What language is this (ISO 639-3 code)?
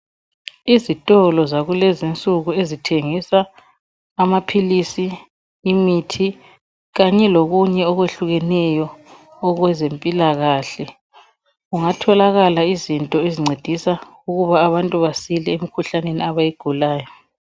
nde